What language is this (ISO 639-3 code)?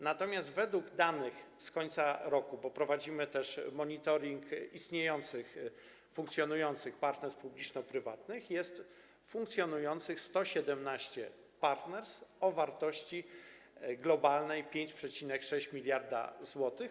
pol